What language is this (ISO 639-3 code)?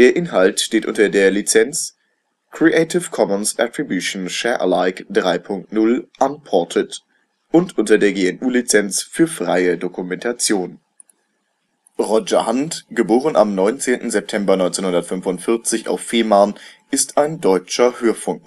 deu